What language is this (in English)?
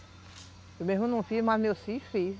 Portuguese